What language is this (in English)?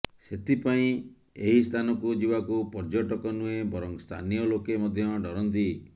Odia